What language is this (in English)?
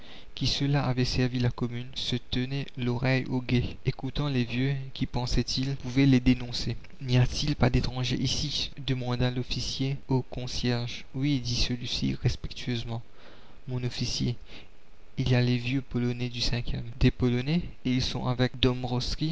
French